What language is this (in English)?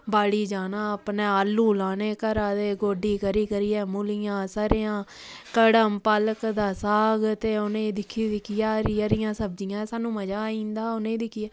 Dogri